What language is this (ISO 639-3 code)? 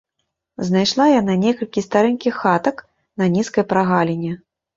bel